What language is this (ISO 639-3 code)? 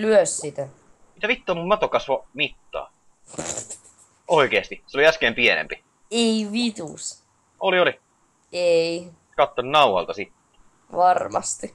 fin